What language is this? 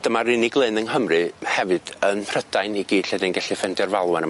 Welsh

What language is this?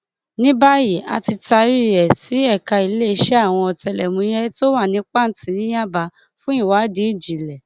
Yoruba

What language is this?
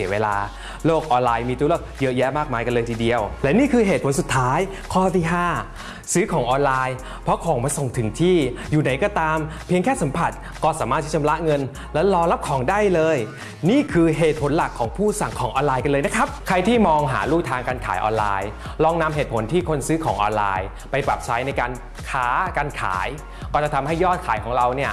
Thai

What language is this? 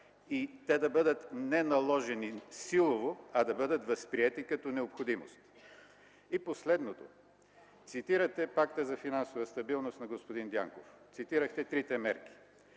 Bulgarian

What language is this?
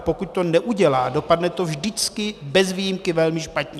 Czech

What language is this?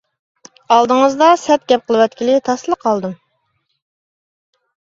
Uyghur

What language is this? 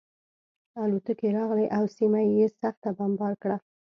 Pashto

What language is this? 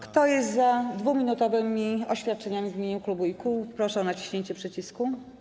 Polish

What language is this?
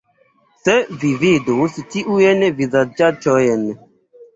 Esperanto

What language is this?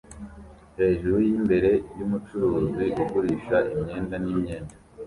Kinyarwanda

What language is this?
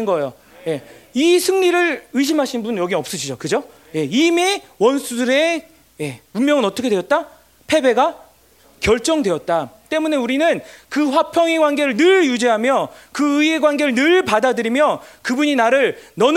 Korean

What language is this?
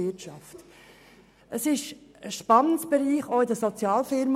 Swiss German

